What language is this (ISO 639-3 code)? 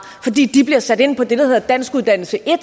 dan